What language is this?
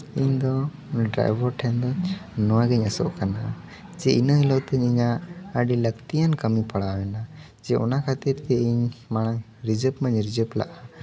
Santali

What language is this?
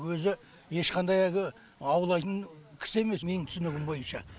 Kazakh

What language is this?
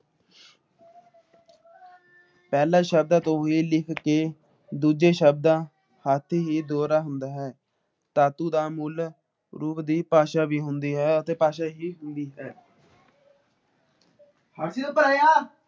Punjabi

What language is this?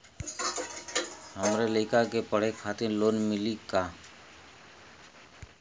Bhojpuri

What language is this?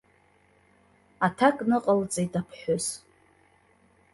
Abkhazian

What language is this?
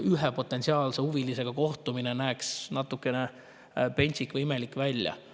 Estonian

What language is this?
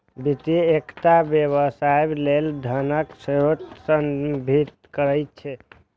Maithili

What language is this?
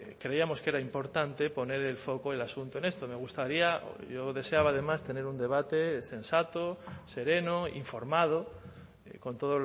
Spanish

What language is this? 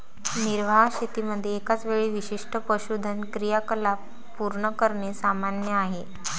Marathi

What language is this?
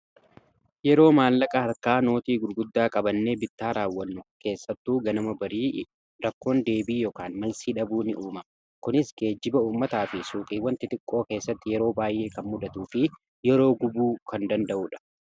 Oromo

